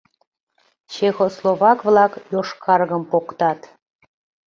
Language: Mari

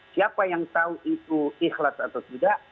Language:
Indonesian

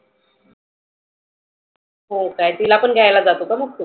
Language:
Marathi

